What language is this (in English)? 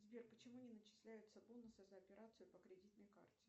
Russian